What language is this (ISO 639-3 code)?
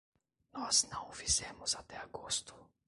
por